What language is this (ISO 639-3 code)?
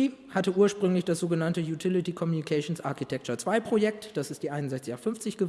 deu